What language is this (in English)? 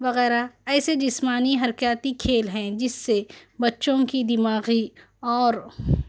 Urdu